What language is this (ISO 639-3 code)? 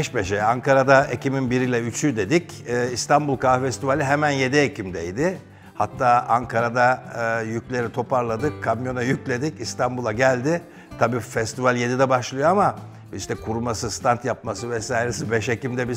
tur